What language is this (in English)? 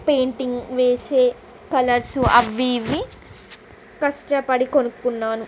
Telugu